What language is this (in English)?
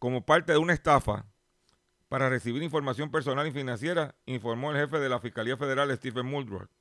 Spanish